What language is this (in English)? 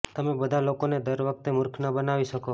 Gujarati